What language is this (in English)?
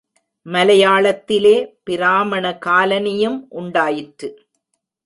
Tamil